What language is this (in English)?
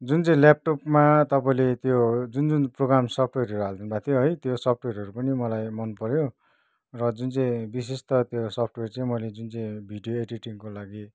Nepali